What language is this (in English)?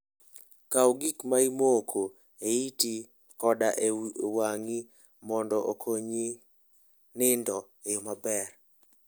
Luo (Kenya and Tanzania)